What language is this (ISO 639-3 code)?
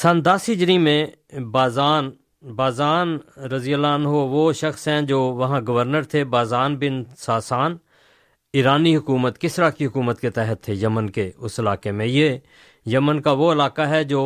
urd